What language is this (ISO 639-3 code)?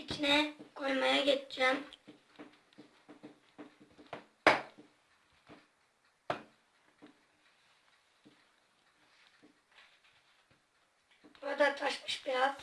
tur